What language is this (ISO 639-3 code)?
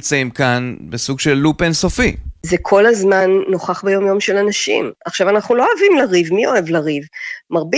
heb